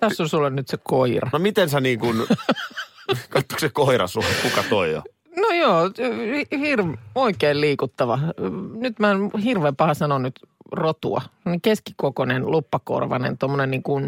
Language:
Finnish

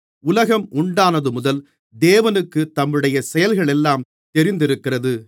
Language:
Tamil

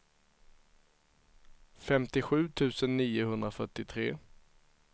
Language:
Swedish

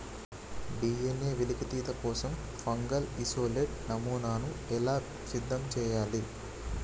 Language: Telugu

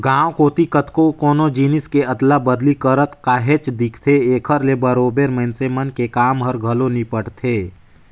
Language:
Chhattisgarhi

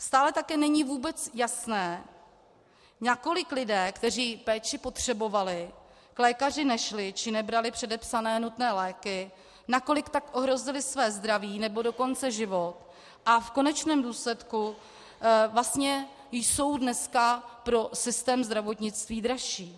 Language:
Czech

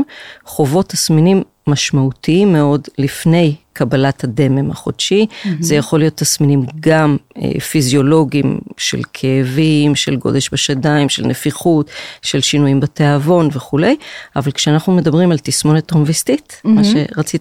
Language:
Hebrew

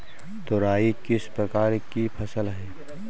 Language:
Hindi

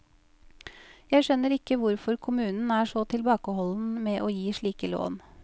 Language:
Norwegian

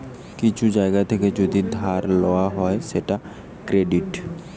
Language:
Bangla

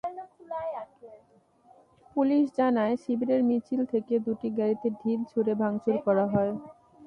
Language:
Bangla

